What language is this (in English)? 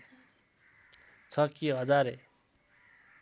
Nepali